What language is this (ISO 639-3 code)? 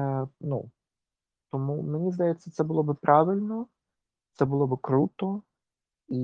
ukr